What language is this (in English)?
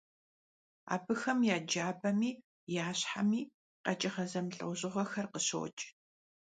Kabardian